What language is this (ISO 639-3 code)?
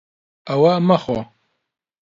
ckb